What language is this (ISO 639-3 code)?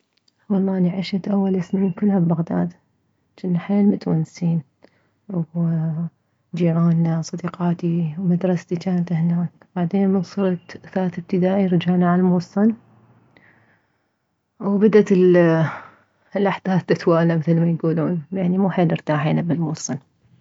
acm